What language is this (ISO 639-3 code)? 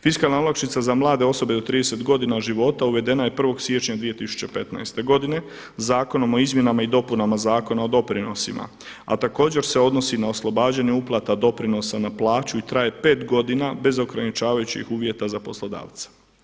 hrv